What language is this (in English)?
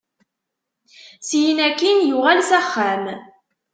Kabyle